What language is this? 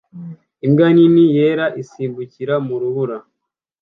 Kinyarwanda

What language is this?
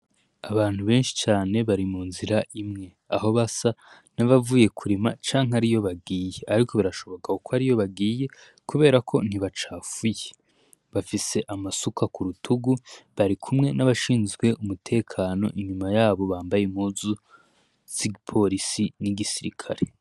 Rundi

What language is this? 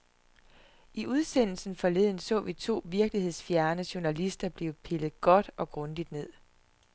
Danish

